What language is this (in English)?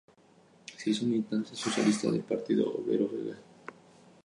Spanish